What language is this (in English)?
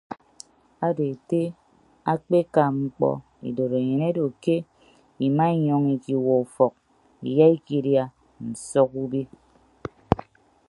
Ibibio